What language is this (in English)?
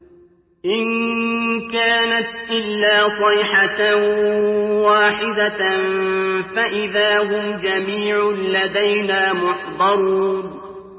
Arabic